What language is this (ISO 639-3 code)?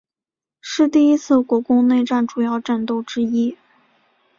zho